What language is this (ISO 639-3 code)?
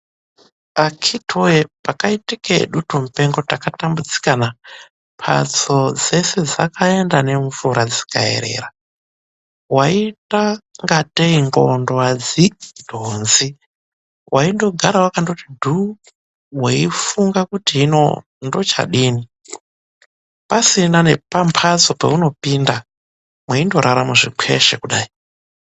ndc